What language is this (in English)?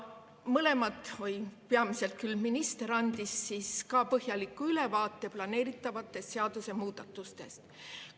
Estonian